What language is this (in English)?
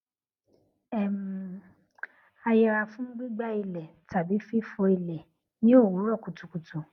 Yoruba